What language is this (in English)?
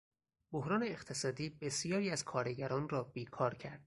Persian